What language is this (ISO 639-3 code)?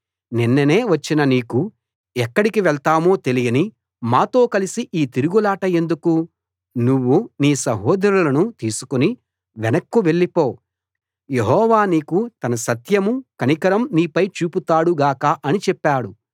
tel